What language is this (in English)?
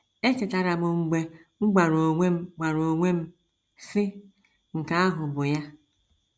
Igbo